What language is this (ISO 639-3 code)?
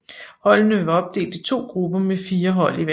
dan